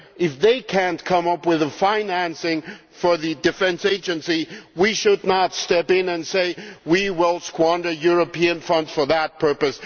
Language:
English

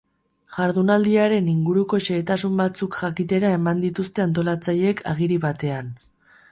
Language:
Basque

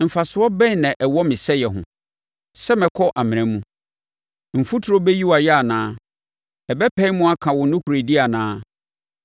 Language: Akan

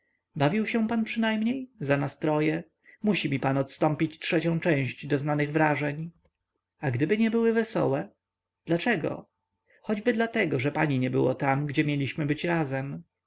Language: Polish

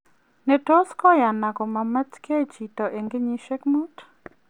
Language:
Kalenjin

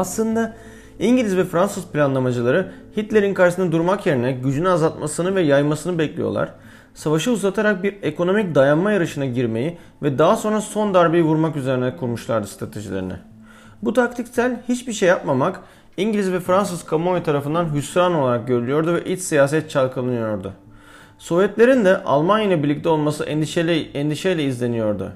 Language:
Turkish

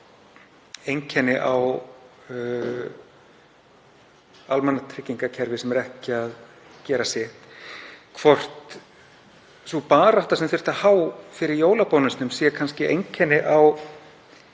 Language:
Icelandic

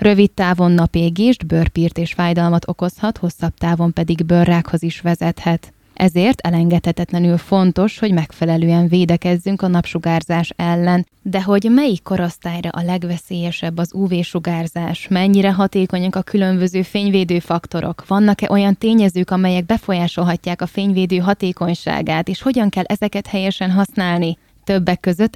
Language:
Hungarian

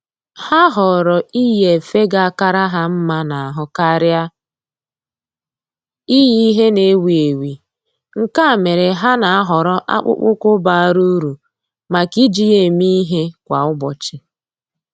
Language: Igbo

